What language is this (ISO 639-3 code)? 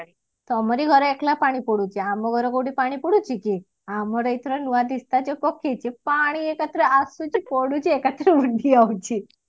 ori